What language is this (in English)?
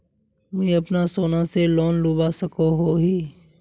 Magahi